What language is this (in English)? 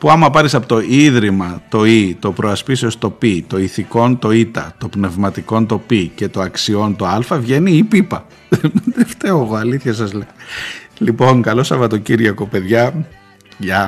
Greek